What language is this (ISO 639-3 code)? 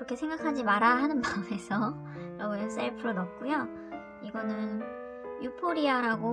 kor